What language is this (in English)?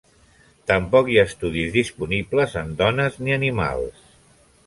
Catalan